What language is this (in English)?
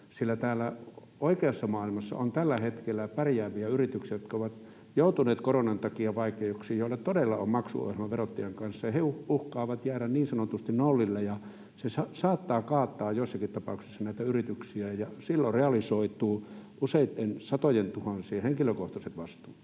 Finnish